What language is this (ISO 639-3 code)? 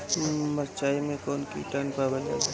bho